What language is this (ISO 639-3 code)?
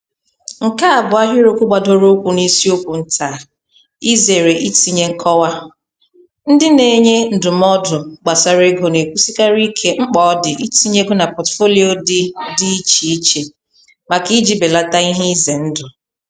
ibo